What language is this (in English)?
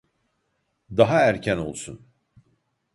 Turkish